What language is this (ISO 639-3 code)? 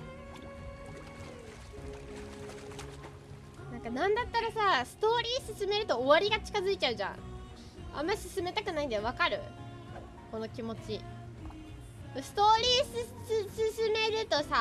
jpn